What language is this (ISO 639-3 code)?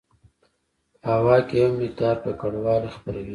pus